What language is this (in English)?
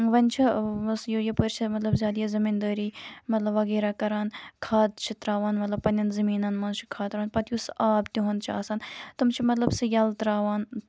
Kashmiri